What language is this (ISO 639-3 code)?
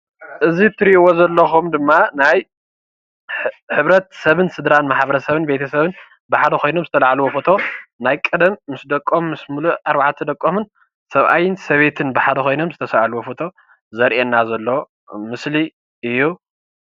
tir